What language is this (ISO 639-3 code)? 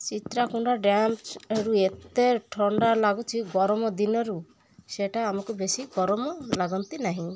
ori